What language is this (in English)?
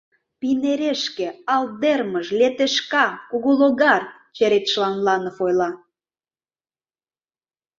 Mari